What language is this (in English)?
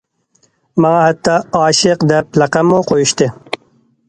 Uyghur